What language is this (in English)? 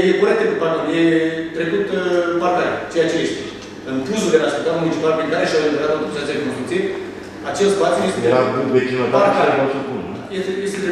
Romanian